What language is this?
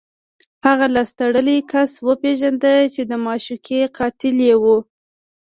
Pashto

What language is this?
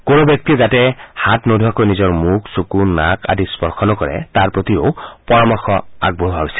Assamese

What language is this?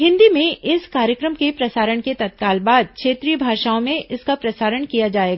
Hindi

